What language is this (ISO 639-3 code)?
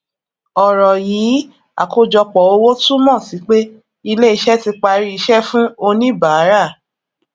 yor